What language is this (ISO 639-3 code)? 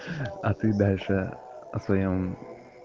rus